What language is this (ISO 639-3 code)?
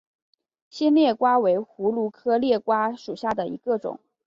zho